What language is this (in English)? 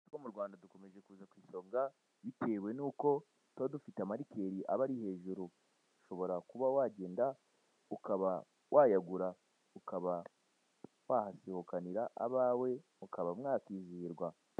Kinyarwanda